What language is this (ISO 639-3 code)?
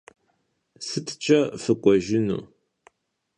kbd